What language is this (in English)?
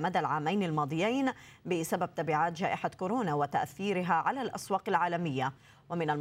Arabic